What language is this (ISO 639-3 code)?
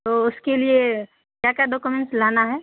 urd